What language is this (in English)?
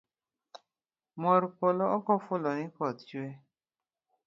Luo (Kenya and Tanzania)